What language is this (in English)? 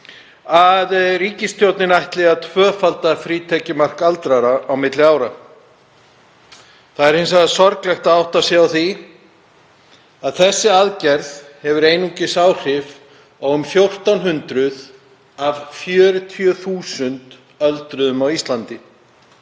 Icelandic